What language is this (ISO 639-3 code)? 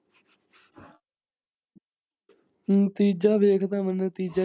pan